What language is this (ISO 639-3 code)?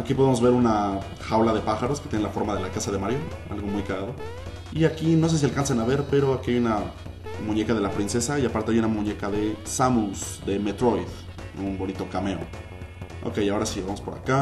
spa